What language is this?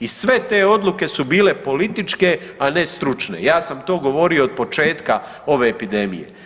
Croatian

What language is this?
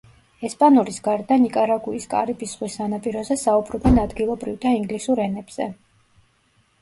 Georgian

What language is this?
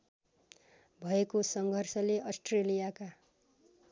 Nepali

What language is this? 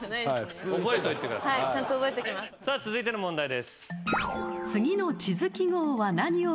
Japanese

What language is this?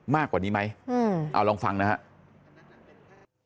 Thai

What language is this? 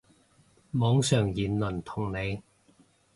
Cantonese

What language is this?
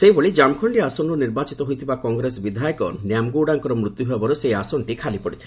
Odia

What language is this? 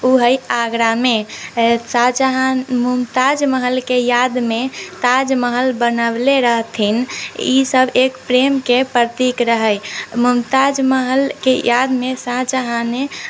Maithili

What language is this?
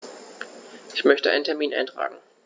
German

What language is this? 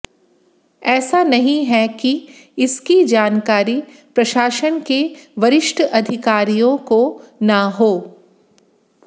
Hindi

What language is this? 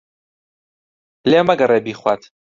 Central Kurdish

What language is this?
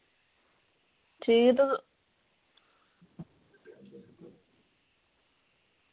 Dogri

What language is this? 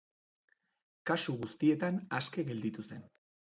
Basque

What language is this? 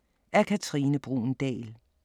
Danish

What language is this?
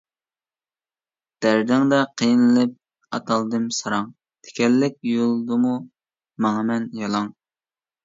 Uyghur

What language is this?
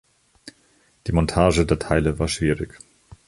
German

